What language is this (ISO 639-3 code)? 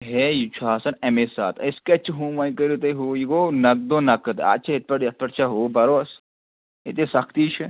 kas